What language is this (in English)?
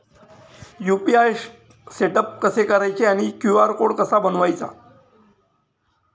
Marathi